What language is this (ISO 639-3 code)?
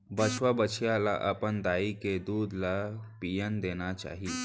hne